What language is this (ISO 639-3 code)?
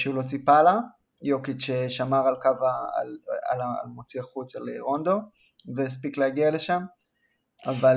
heb